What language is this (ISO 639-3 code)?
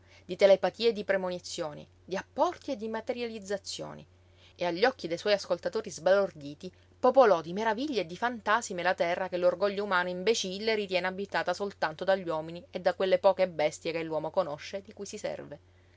ita